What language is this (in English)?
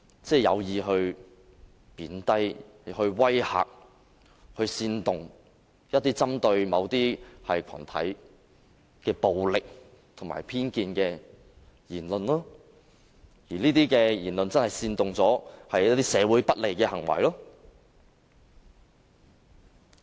Cantonese